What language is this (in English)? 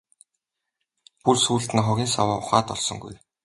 Mongolian